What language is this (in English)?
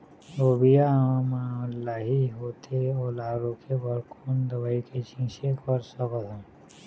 Chhattisgarhi